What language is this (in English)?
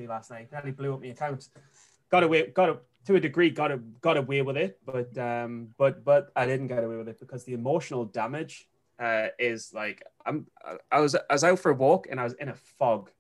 English